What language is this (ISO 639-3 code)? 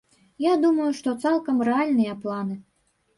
bel